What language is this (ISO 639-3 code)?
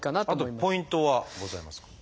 jpn